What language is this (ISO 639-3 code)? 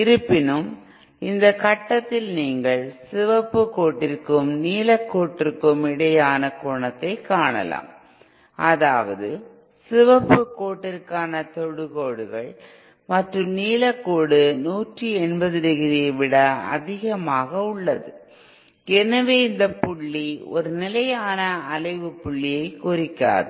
tam